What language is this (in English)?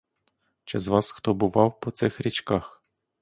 Ukrainian